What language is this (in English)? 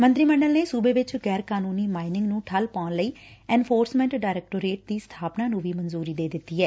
Punjabi